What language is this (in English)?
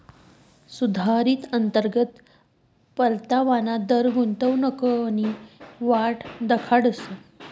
Marathi